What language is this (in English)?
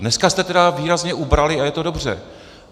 Czech